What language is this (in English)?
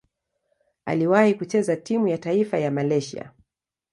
Swahili